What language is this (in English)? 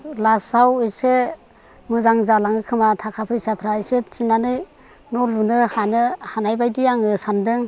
Bodo